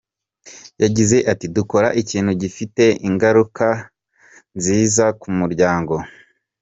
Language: Kinyarwanda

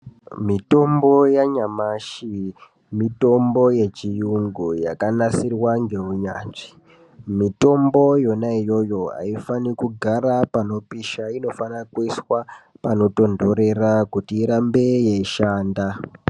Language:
Ndau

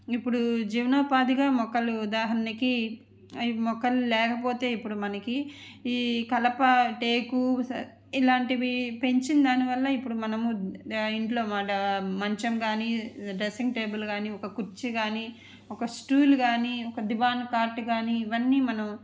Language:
Telugu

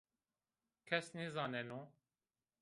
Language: Zaza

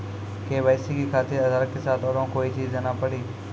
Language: Maithili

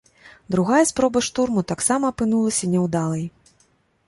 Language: Belarusian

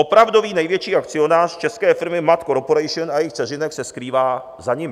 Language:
Czech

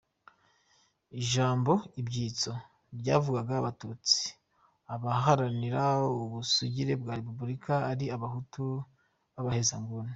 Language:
Kinyarwanda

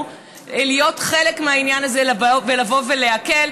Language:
Hebrew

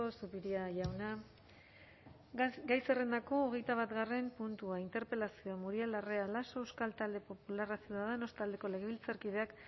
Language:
Basque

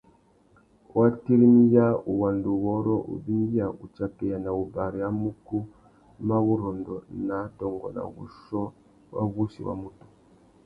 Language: Tuki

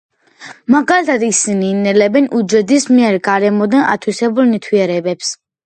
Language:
Georgian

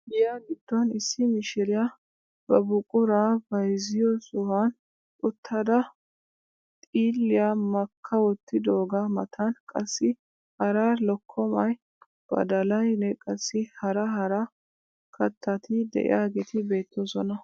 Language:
Wolaytta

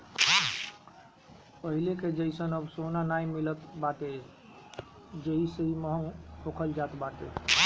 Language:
Bhojpuri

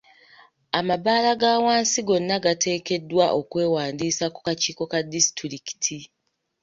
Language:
Ganda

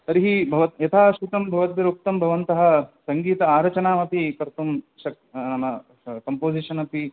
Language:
Sanskrit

